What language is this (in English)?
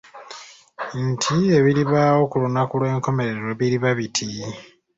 Ganda